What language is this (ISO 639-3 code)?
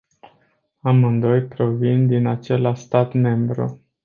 ron